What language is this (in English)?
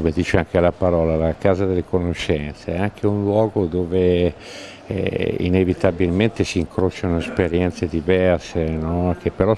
Italian